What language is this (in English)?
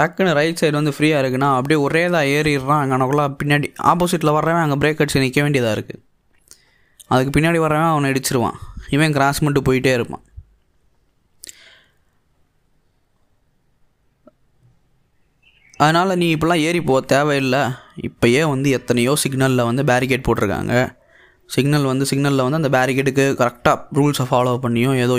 Tamil